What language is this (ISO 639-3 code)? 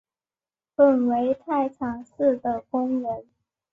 zho